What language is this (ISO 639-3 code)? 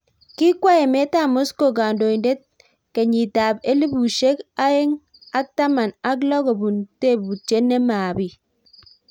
kln